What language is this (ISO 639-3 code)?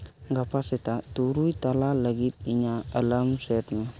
sat